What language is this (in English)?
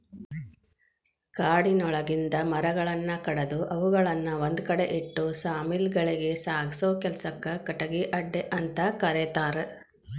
Kannada